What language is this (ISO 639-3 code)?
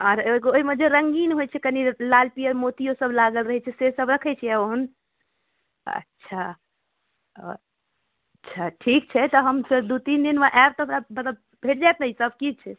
mai